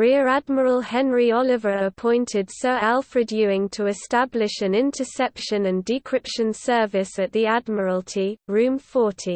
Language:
English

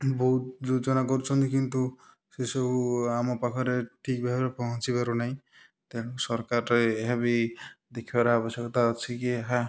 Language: Odia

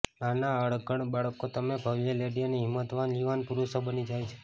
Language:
Gujarati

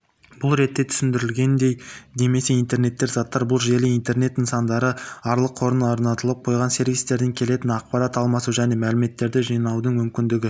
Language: Kazakh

